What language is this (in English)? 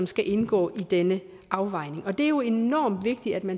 Danish